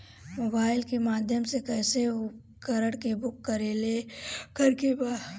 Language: Bhojpuri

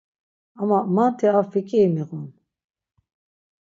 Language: Laz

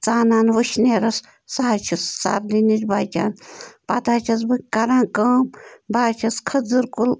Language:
Kashmiri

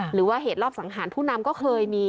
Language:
Thai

